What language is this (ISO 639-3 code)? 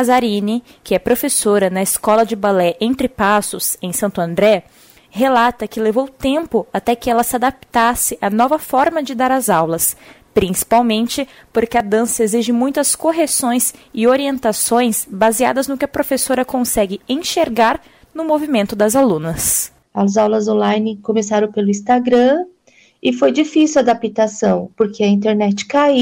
por